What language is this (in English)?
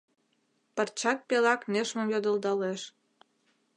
Mari